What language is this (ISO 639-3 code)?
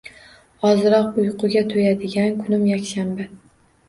uzb